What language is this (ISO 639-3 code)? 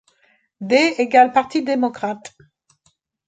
fra